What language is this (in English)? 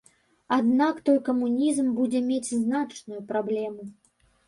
Belarusian